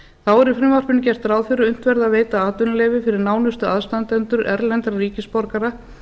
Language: Icelandic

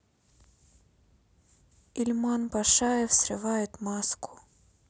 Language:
Russian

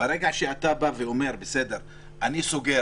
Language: Hebrew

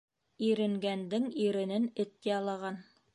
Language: Bashkir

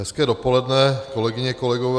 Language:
Czech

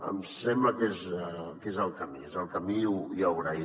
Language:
Catalan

